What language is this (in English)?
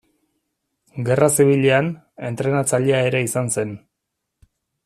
Basque